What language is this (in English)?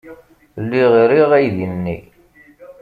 Kabyle